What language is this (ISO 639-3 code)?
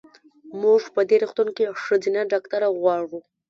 pus